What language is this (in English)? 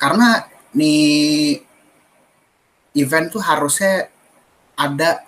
Indonesian